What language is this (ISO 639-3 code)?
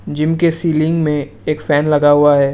hin